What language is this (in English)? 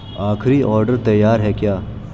Urdu